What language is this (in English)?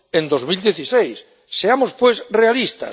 Spanish